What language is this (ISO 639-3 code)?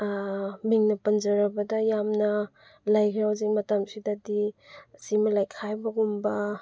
mni